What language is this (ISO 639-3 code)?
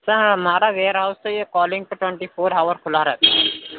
urd